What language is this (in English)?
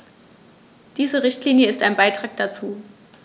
German